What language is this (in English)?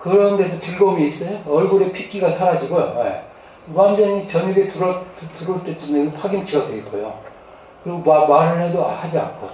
Korean